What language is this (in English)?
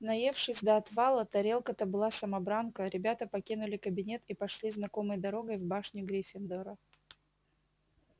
Russian